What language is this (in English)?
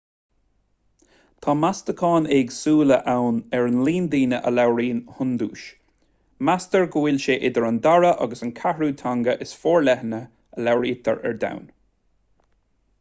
Irish